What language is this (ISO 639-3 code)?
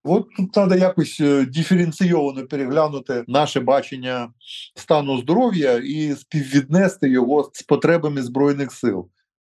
ukr